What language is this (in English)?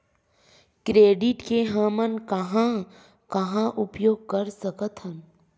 Chhattisgarhi